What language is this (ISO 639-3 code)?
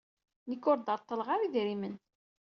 kab